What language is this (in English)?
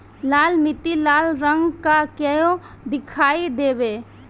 Bhojpuri